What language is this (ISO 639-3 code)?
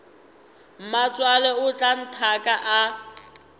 nso